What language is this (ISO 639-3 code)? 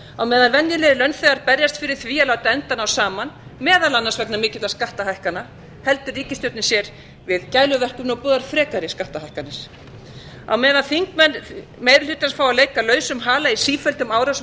isl